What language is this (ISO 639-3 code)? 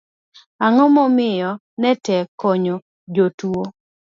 luo